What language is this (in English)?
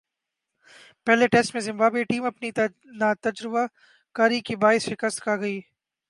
Urdu